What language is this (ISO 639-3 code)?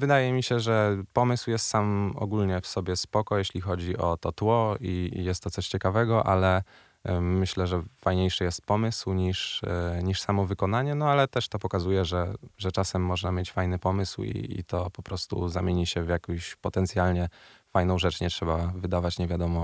pol